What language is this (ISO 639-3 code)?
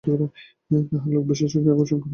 ben